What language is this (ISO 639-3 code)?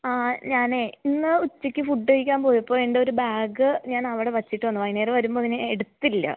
mal